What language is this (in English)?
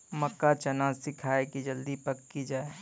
Maithili